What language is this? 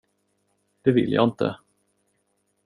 Swedish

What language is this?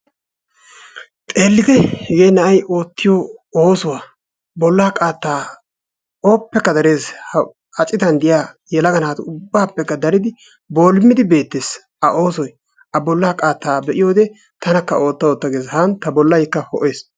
Wolaytta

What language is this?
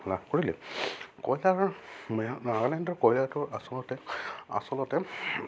Assamese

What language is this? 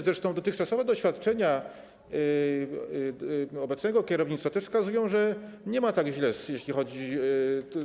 Polish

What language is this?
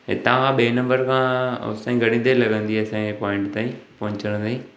Sindhi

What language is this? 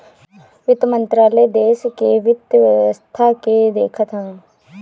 Bhojpuri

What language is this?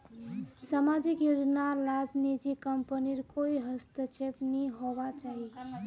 Magahi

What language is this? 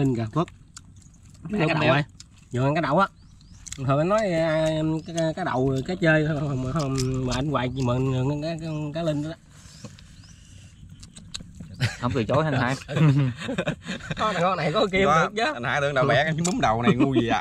Vietnamese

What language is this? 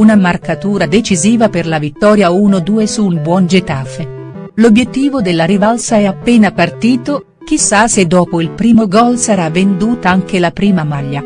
Italian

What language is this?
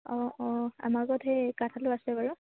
Assamese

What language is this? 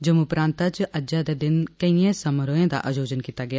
Dogri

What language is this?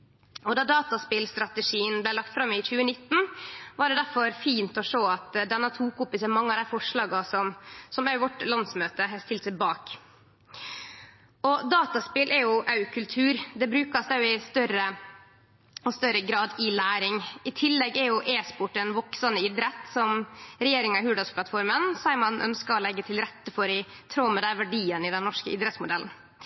Norwegian Nynorsk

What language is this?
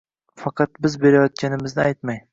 Uzbek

